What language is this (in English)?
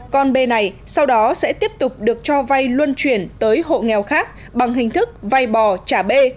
Vietnamese